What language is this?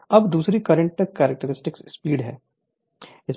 Hindi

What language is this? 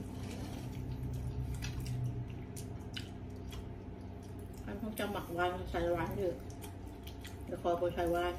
Thai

